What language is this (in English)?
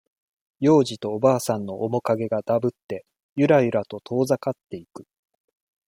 Japanese